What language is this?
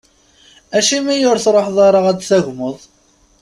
Kabyle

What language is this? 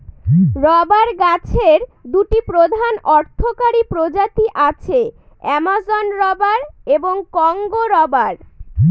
Bangla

